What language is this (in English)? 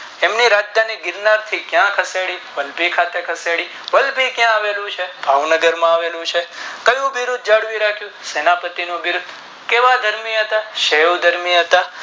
Gujarati